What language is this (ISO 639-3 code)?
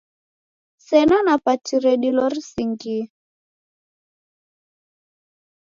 dav